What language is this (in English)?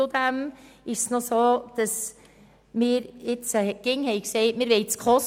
Swiss German